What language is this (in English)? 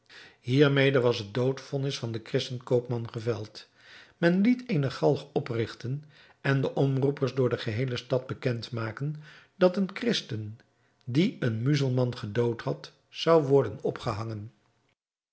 Dutch